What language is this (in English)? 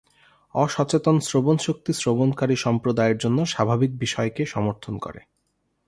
Bangla